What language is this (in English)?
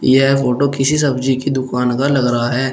Hindi